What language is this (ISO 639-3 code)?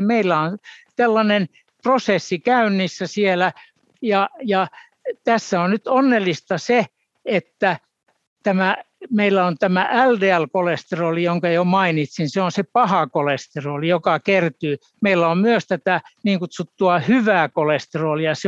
fin